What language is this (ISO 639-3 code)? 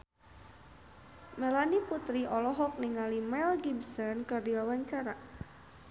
sun